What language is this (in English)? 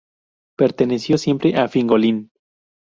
Spanish